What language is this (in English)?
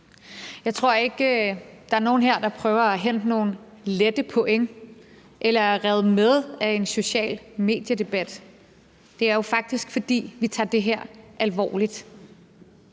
Danish